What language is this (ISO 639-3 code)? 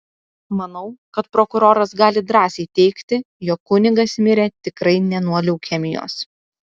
lit